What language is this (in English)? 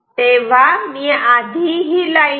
Marathi